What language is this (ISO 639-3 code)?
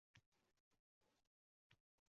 uzb